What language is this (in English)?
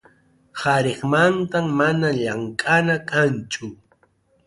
Arequipa-La Unión Quechua